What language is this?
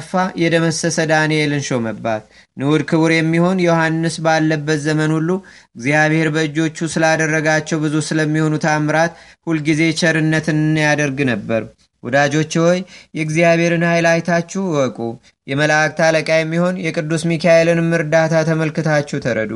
Amharic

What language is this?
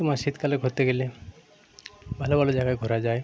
Bangla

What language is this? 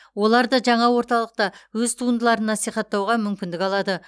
Kazakh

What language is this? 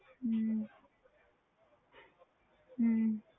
Punjabi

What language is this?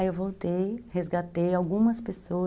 Portuguese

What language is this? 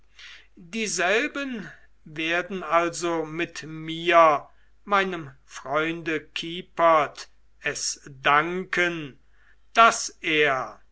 German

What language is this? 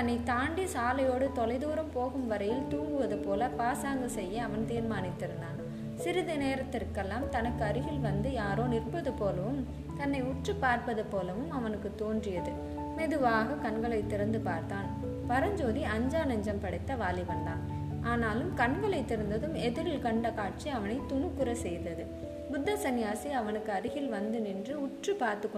Tamil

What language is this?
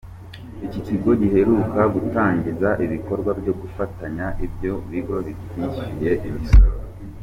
Kinyarwanda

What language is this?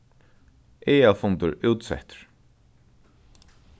Faroese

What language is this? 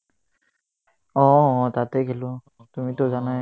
Assamese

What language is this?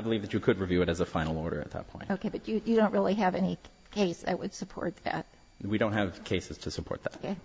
English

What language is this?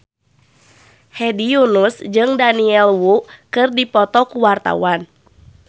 Sundanese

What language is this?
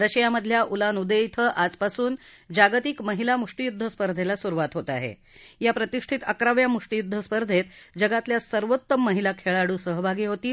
Marathi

